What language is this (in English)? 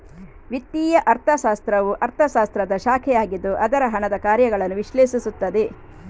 Kannada